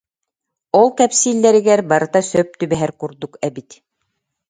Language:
Yakut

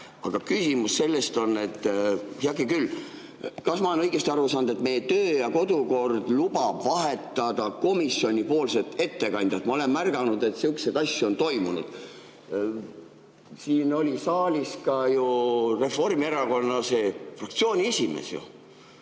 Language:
Estonian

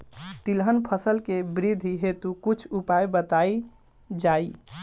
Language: Bhojpuri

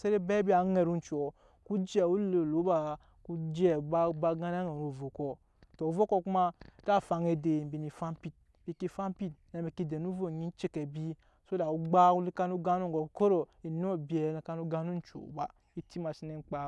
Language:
Nyankpa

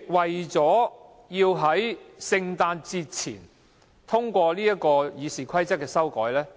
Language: Cantonese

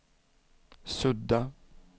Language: Swedish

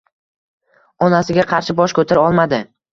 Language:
Uzbek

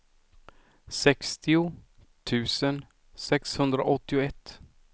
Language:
Swedish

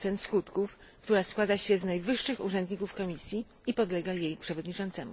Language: Polish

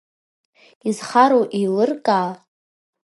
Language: Abkhazian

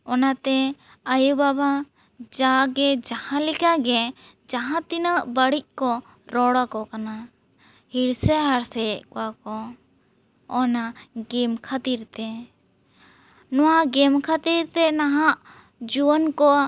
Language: Santali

